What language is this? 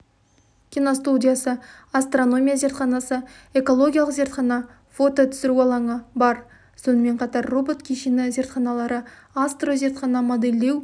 Kazakh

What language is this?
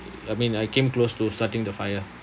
English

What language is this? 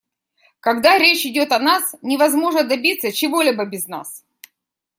Russian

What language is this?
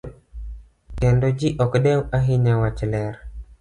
Luo (Kenya and Tanzania)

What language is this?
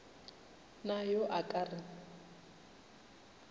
Northern Sotho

